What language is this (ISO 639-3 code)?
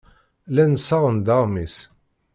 kab